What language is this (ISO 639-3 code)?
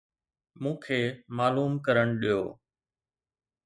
snd